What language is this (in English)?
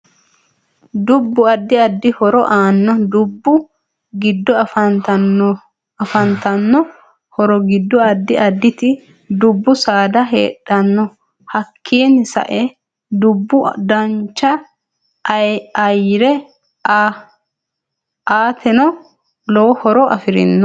Sidamo